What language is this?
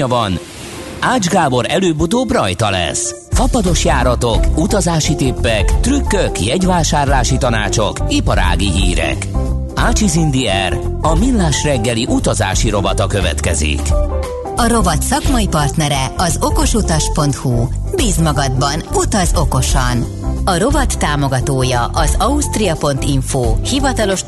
Hungarian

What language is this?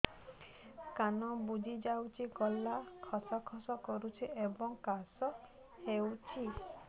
Odia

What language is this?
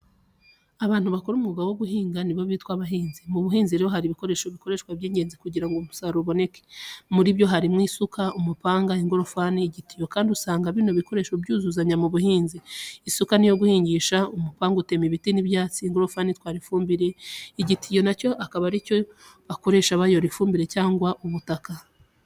Kinyarwanda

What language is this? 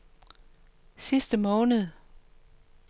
Danish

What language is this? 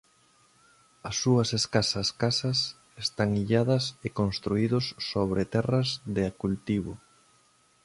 Galician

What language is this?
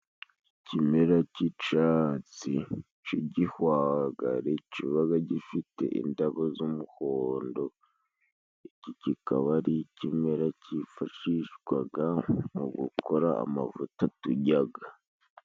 Kinyarwanda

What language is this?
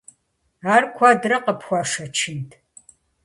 Kabardian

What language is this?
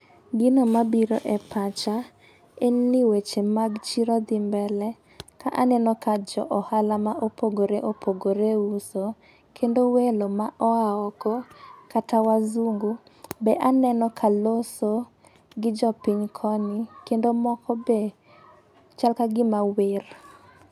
Luo (Kenya and Tanzania)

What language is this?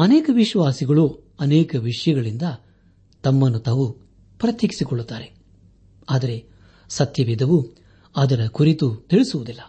Kannada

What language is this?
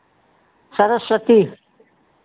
Hindi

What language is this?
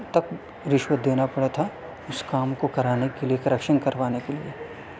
Urdu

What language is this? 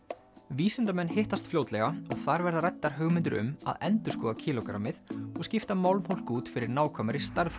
Icelandic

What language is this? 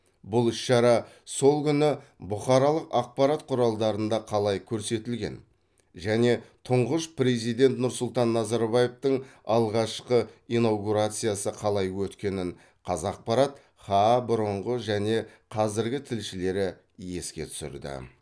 Kazakh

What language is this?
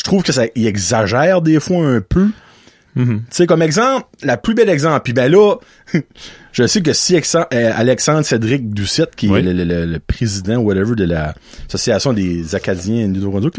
French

